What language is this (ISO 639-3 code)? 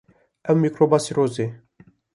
kur